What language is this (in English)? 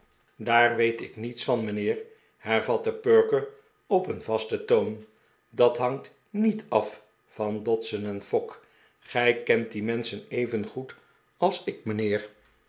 Dutch